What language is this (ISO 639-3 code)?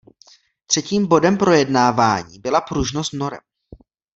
ces